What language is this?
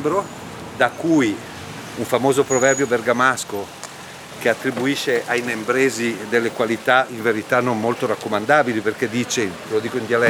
Italian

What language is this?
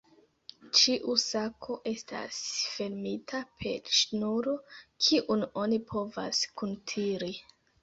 Esperanto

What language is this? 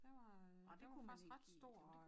Danish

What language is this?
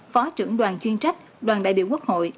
Vietnamese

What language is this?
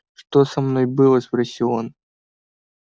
Russian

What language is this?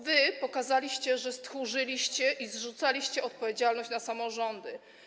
Polish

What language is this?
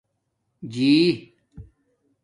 Domaaki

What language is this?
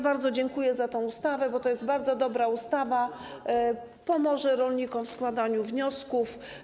Polish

